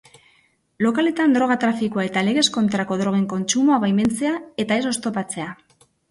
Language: Basque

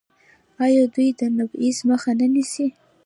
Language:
Pashto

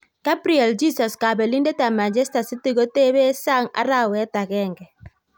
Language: Kalenjin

